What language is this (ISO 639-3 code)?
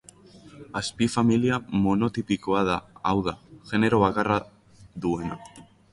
eus